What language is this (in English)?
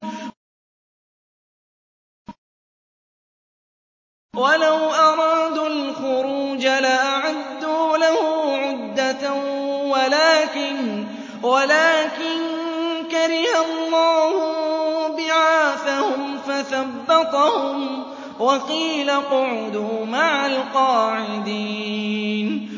Arabic